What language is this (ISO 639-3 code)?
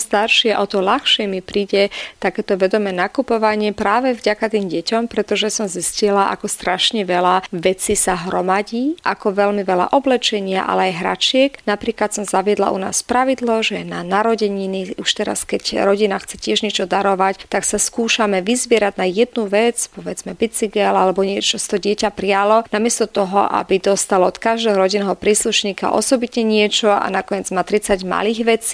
slk